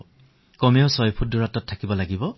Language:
Assamese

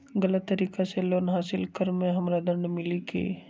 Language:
Magahi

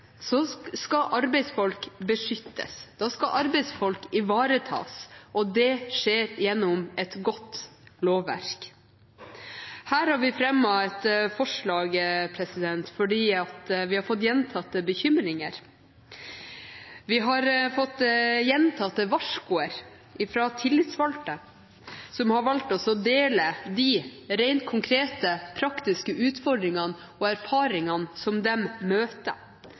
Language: Norwegian Bokmål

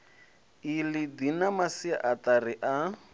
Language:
Venda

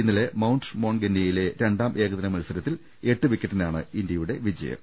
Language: Malayalam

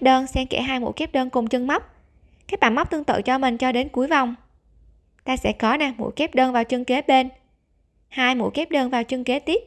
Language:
Vietnamese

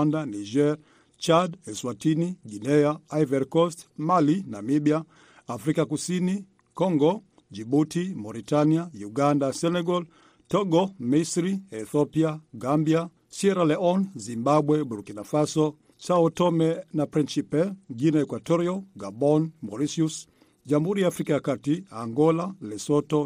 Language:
Swahili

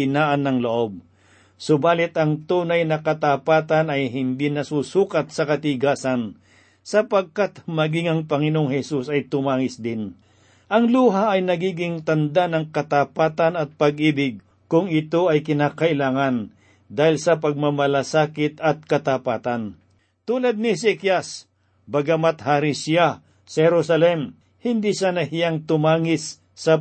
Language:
Filipino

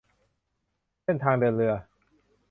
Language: Thai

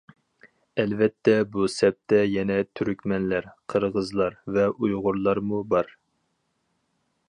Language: Uyghur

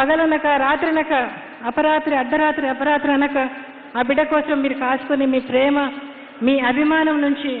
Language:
Telugu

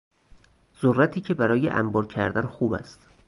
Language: Persian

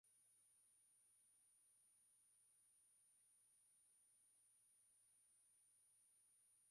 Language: Swahili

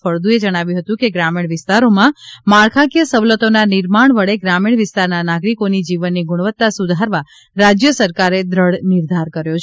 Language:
Gujarati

